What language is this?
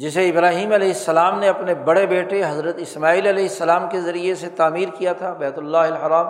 Urdu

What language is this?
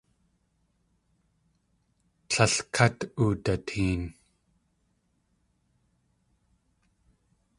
Tlingit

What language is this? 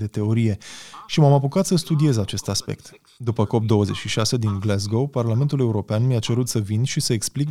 Romanian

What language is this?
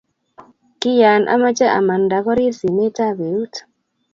Kalenjin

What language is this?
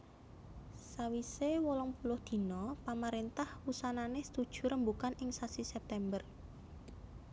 Javanese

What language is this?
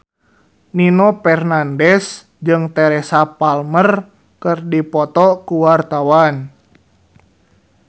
Sundanese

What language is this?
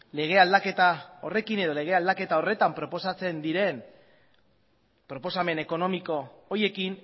Basque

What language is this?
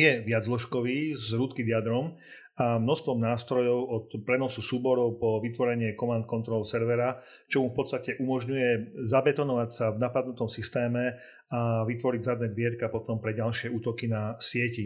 Slovak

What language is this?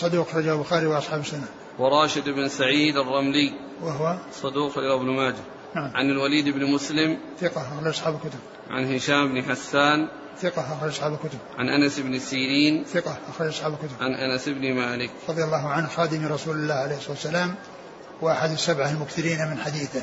Arabic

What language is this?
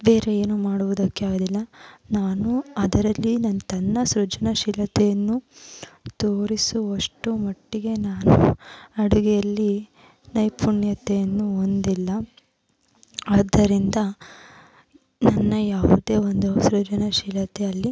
Kannada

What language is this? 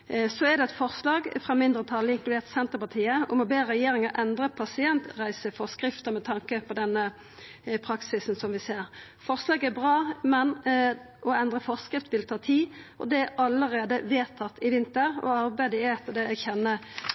Norwegian Nynorsk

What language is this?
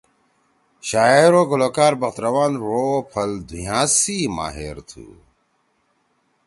Torwali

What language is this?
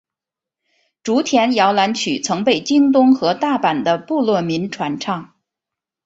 Chinese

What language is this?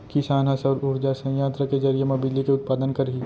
Chhattisgarhi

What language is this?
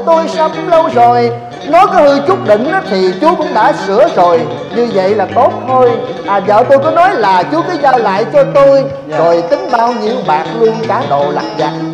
Vietnamese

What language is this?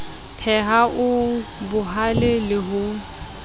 Southern Sotho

